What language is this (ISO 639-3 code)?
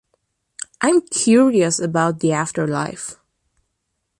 eng